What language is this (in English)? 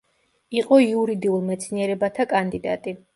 Georgian